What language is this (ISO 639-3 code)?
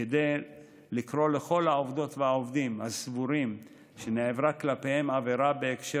heb